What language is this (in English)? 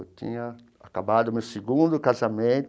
Portuguese